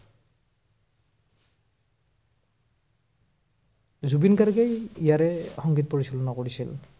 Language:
Assamese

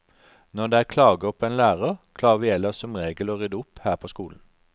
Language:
Norwegian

